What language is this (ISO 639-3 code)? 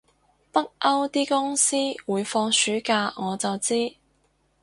yue